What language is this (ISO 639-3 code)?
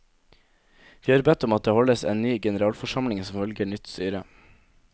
nor